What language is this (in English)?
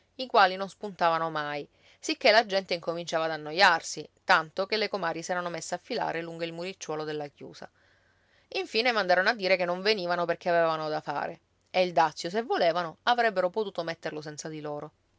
Italian